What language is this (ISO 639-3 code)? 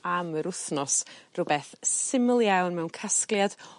cym